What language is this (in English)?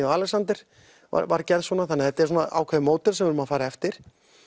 Icelandic